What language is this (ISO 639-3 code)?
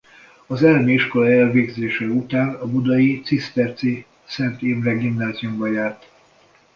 hun